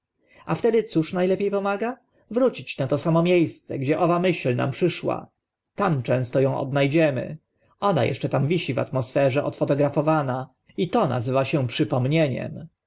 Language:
Polish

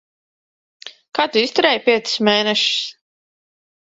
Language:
Latvian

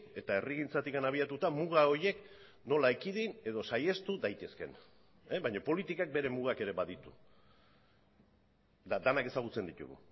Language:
Basque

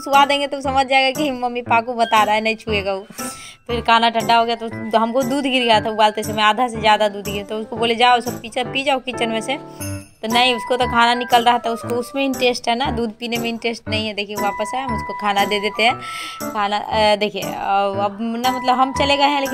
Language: Hindi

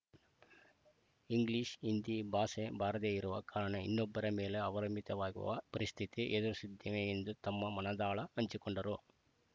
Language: Kannada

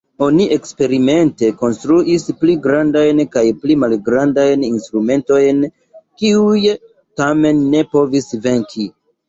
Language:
Esperanto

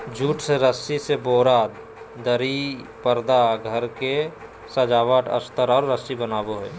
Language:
Magahi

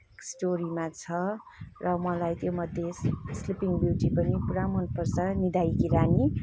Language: Nepali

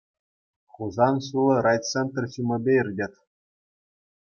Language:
Chuvash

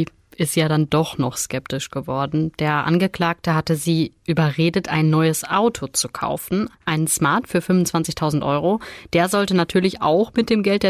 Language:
German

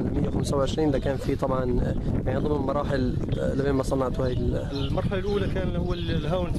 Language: Arabic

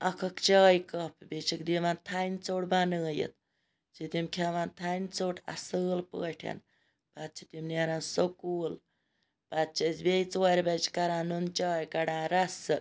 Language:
Kashmiri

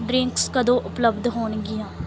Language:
Punjabi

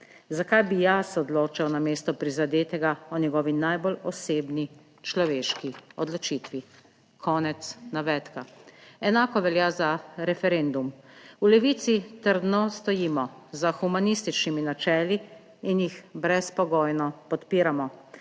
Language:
Slovenian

